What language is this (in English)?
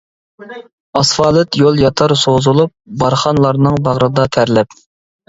Uyghur